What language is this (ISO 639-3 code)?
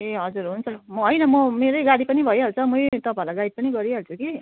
nep